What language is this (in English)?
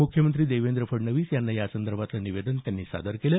Marathi